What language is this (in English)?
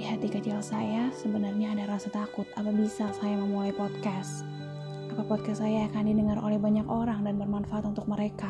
Indonesian